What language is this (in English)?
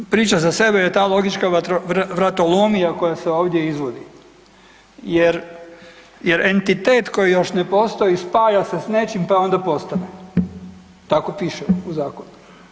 Croatian